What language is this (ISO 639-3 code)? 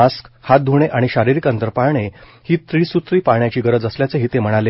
mar